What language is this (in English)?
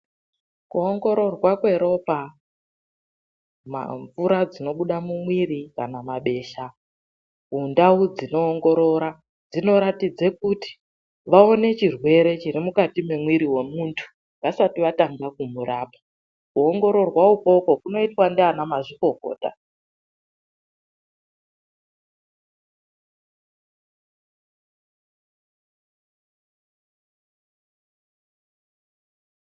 Ndau